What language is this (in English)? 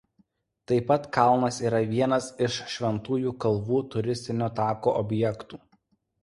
Lithuanian